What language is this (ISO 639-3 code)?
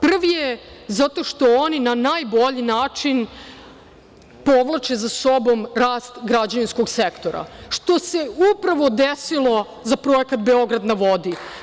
srp